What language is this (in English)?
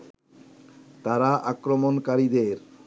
Bangla